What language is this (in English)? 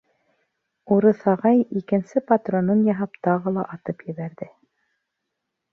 Bashkir